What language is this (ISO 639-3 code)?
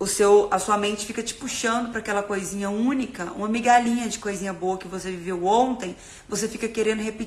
por